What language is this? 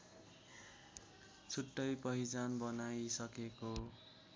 Nepali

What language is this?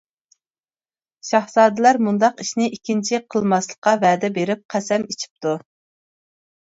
Uyghur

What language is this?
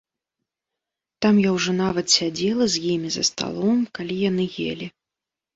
Belarusian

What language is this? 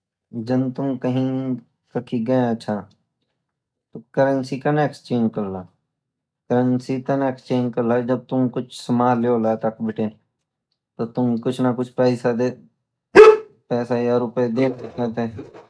Garhwali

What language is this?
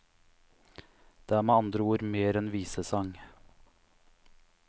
Norwegian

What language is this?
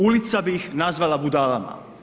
Croatian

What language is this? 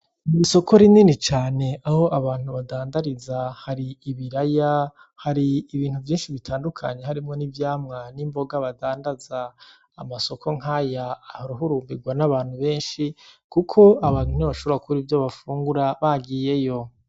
Rundi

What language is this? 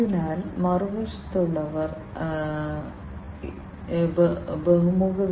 Malayalam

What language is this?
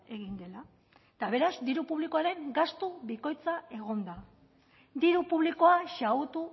Basque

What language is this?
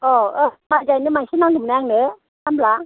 Bodo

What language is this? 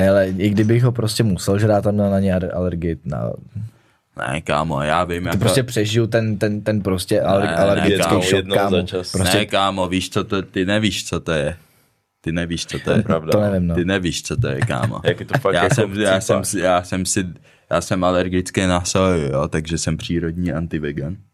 Czech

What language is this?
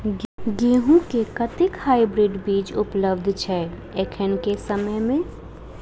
Maithili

